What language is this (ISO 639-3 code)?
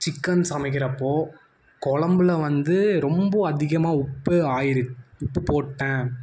tam